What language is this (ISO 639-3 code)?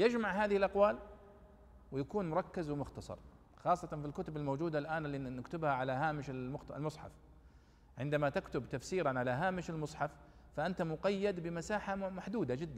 ara